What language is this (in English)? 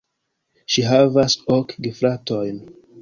Esperanto